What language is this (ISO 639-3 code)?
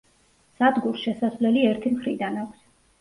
kat